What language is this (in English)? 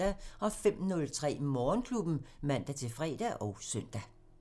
Danish